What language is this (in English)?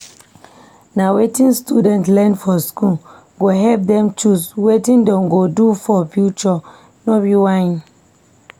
Nigerian Pidgin